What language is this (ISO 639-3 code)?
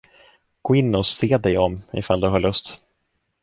swe